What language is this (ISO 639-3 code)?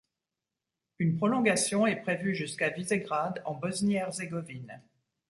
fra